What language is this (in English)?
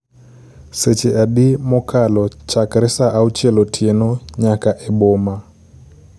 Luo (Kenya and Tanzania)